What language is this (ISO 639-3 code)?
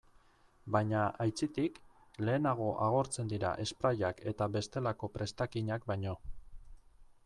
eus